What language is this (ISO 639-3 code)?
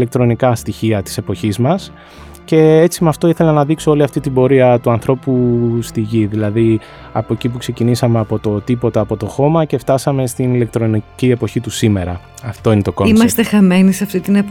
ell